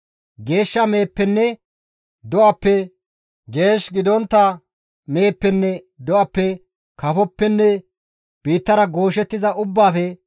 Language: Gamo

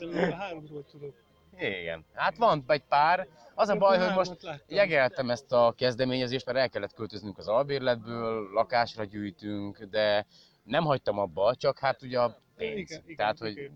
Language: Hungarian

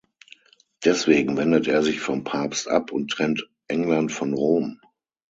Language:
German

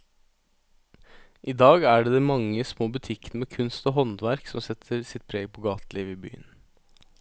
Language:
Norwegian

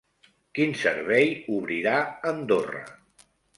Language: Catalan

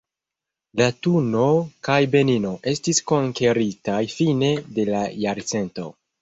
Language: Esperanto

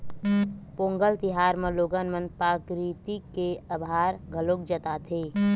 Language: Chhattisgarhi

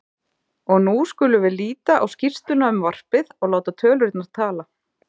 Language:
Icelandic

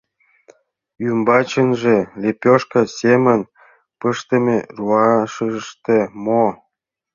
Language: Mari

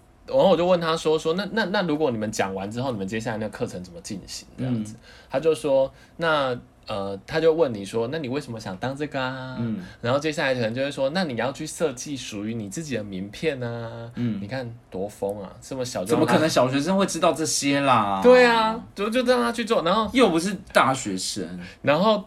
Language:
Chinese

